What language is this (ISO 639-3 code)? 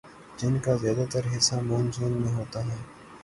urd